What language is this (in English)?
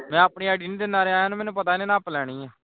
Punjabi